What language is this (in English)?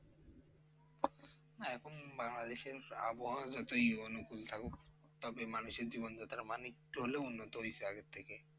Bangla